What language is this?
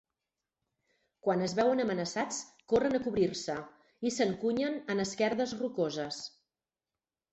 Catalan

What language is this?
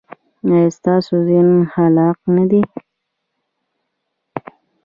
Pashto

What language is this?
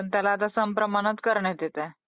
Marathi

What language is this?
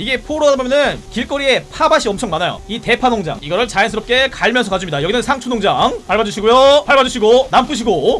Korean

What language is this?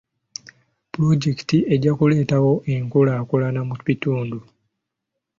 Ganda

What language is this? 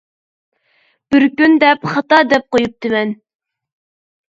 Uyghur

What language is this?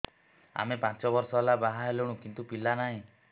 Odia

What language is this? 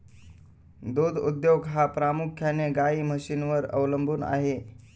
Marathi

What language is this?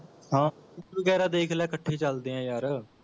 Punjabi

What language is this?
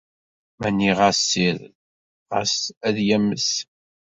Kabyle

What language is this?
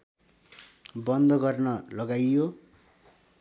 Nepali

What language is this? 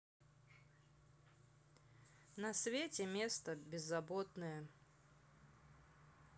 Russian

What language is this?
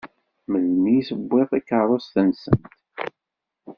Kabyle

